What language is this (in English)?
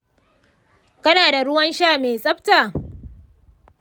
Hausa